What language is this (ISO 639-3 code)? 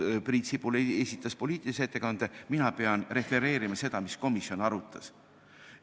est